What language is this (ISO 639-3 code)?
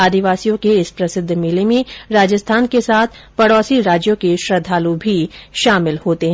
hin